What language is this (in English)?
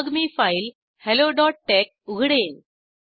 Marathi